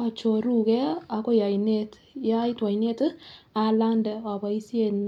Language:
Kalenjin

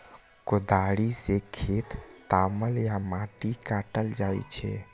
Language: Maithili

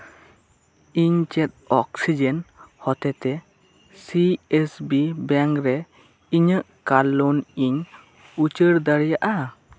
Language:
Santali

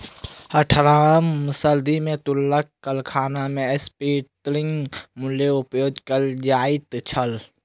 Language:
Maithili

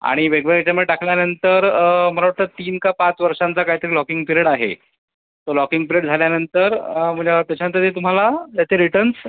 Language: Marathi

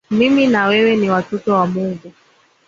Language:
Swahili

